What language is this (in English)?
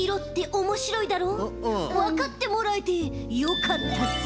Japanese